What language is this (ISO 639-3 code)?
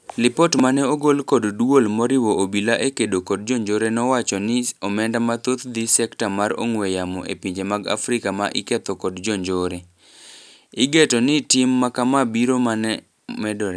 luo